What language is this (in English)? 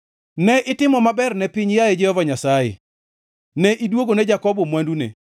Luo (Kenya and Tanzania)